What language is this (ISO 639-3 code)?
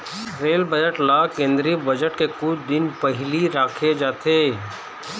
hne